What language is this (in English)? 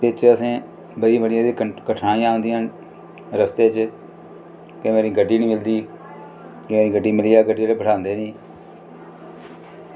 Dogri